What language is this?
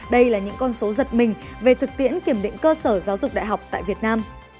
Vietnamese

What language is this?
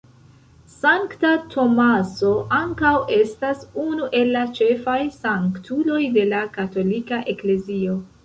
Esperanto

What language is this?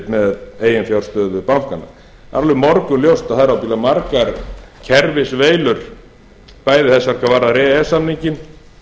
Icelandic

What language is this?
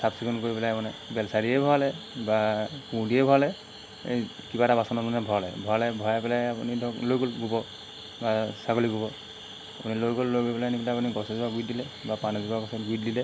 Assamese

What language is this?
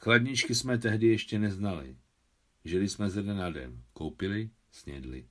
Czech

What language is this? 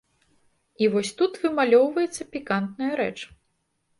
Belarusian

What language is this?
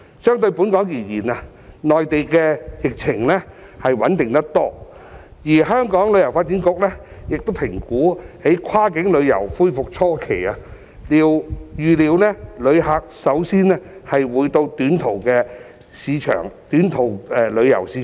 Cantonese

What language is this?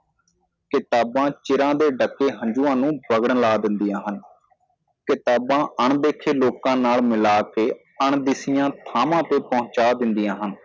Punjabi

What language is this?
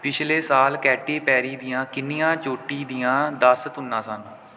Punjabi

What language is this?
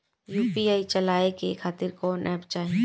Bhojpuri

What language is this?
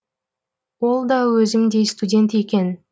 Kazakh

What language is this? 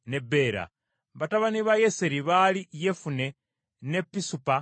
Ganda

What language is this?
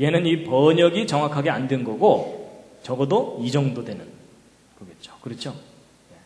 Korean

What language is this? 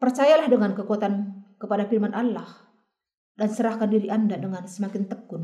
Indonesian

